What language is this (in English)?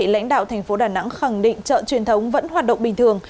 Vietnamese